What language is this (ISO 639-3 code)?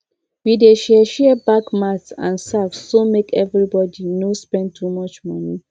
pcm